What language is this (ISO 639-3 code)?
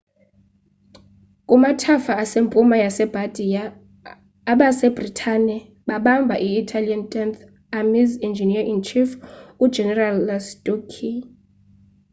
xho